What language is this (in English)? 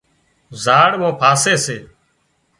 Wadiyara Koli